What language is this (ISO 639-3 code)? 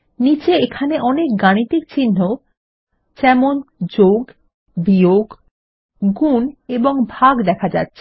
ben